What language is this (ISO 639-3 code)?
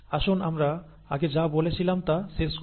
ben